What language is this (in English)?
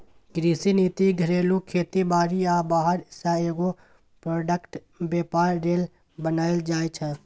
Maithili